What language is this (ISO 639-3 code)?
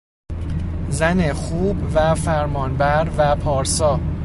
fas